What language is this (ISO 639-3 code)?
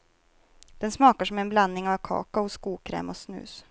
swe